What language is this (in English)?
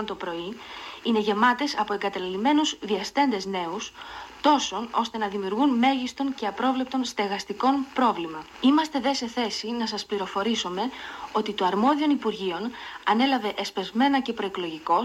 Greek